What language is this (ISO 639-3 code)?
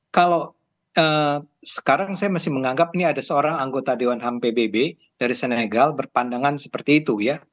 ind